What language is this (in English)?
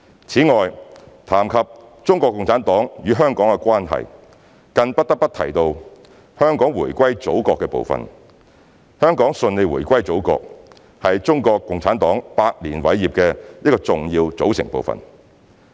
Cantonese